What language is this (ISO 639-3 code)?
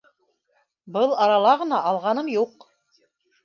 bak